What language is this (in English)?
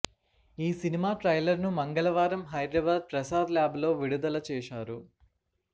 Telugu